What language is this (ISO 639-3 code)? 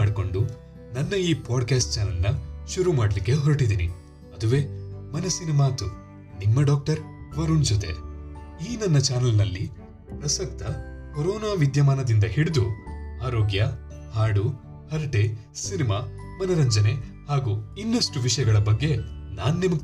kan